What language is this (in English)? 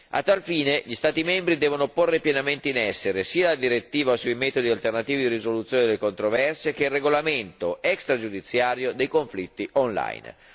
Italian